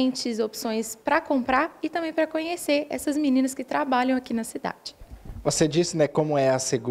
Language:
Portuguese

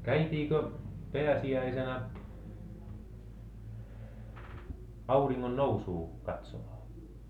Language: Finnish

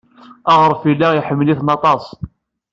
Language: Kabyle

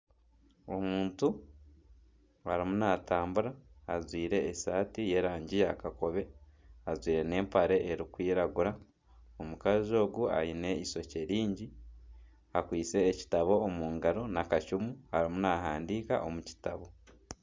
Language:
Nyankole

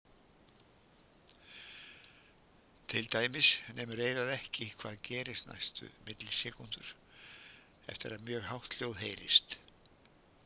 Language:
Icelandic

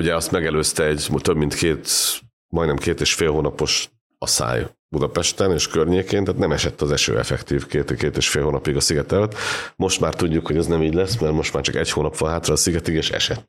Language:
Hungarian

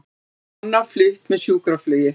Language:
Icelandic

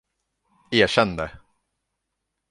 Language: Swedish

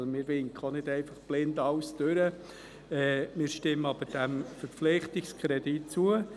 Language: Swiss German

